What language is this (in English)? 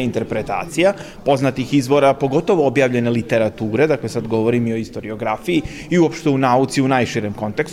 Croatian